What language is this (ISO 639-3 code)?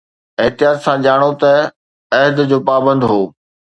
snd